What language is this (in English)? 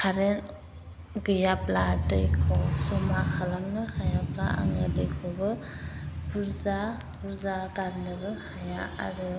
Bodo